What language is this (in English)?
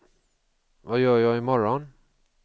Swedish